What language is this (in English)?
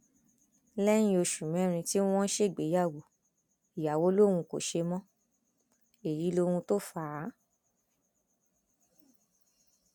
Yoruba